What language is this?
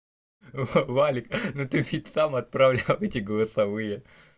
Russian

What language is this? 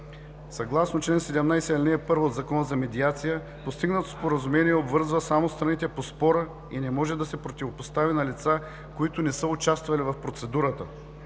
Bulgarian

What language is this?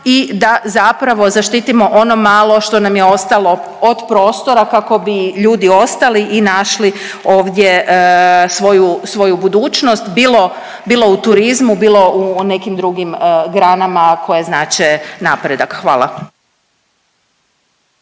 Croatian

